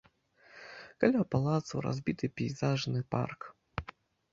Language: Belarusian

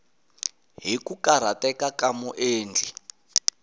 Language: Tsonga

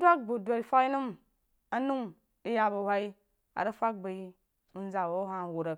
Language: Jiba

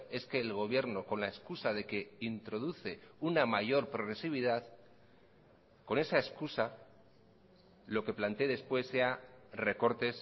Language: Spanish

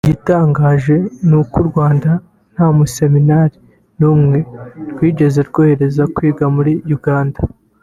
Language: Kinyarwanda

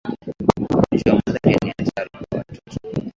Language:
Swahili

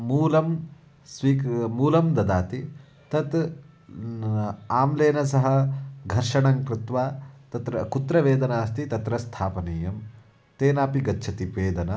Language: Sanskrit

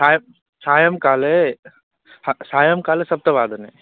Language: Sanskrit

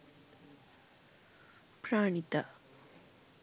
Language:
Sinhala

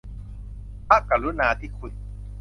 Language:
Thai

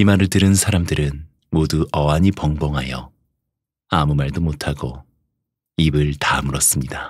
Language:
Korean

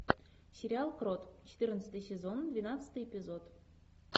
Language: Russian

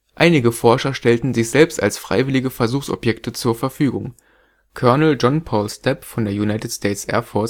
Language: German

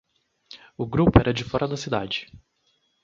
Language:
Portuguese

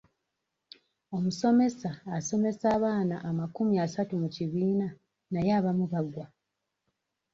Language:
Ganda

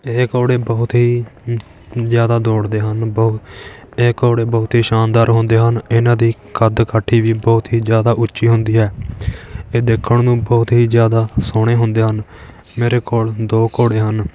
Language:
Punjabi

